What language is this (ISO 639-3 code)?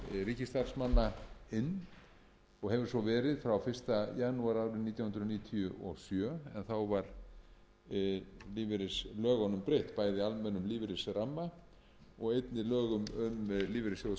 isl